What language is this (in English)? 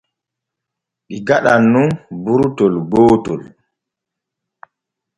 Borgu Fulfulde